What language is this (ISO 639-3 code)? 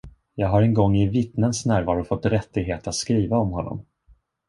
swe